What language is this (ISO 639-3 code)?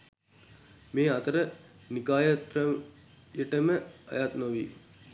sin